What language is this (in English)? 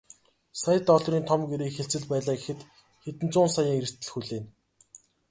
Mongolian